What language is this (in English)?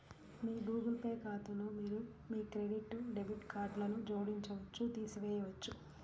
Telugu